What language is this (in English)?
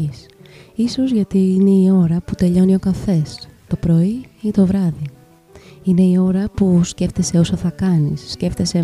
Greek